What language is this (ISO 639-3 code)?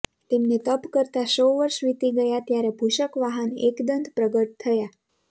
guj